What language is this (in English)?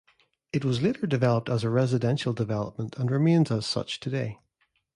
English